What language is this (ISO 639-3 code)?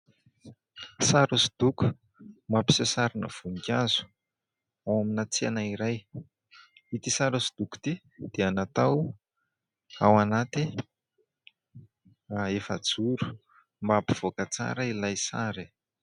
mlg